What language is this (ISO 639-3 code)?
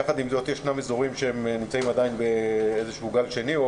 heb